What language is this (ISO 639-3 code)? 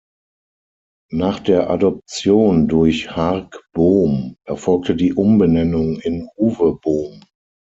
deu